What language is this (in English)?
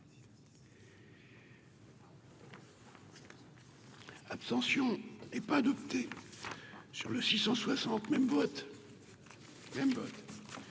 French